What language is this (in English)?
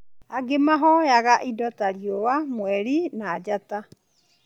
Kikuyu